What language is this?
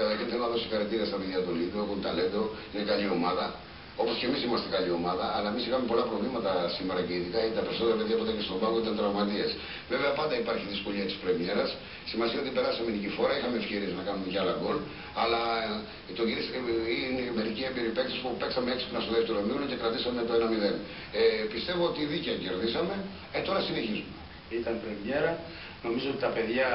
Greek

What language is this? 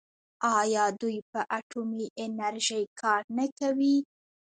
Pashto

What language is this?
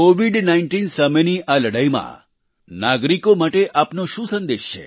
Gujarati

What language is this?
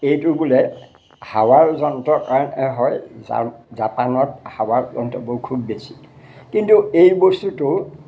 Assamese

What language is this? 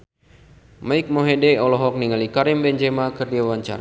Sundanese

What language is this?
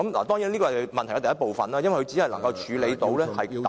Cantonese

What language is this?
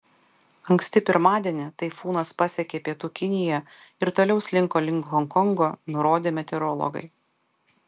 Lithuanian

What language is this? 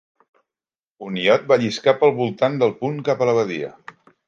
Catalan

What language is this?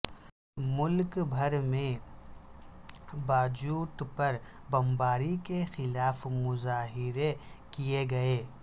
Urdu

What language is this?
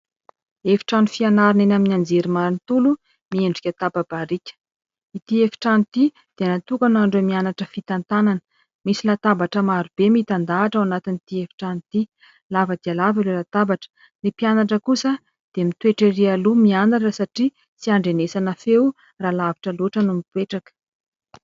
Malagasy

